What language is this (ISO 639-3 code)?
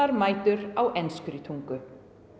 isl